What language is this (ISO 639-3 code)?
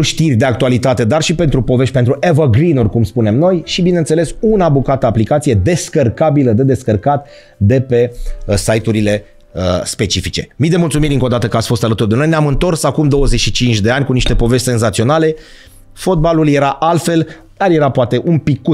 ron